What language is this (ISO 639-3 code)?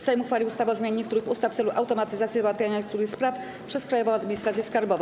pol